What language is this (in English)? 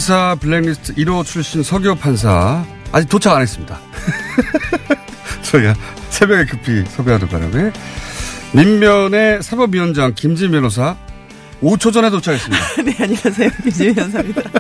Korean